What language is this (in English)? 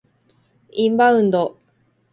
Japanese